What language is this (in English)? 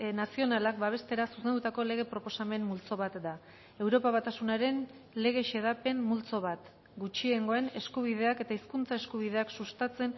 Basque